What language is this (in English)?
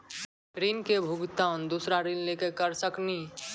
Maithili